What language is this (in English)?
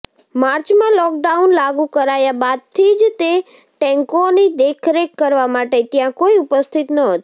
Gujarati